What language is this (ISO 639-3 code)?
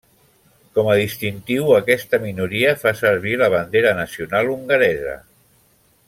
cat